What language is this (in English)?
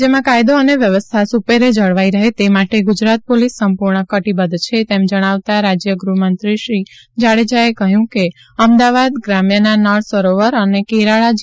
Gujarati